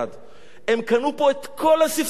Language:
Hebrew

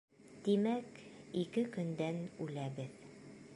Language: Bashkir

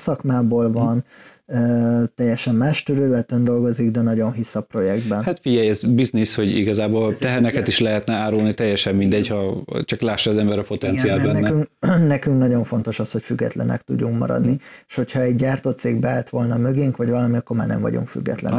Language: Hungarian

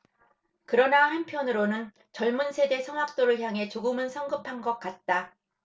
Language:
Korean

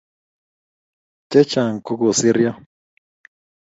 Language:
Kalenjin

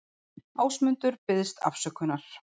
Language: Icelandic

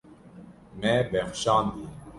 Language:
Kurdish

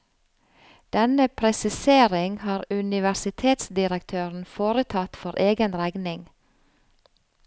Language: Norwegian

